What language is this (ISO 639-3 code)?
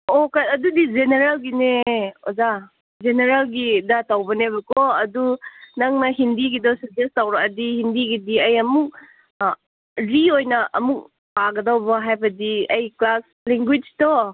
mni